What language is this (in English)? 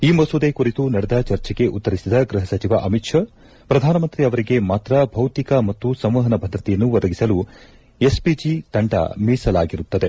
Kannada